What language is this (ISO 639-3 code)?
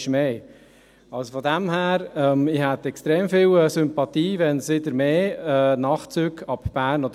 gsw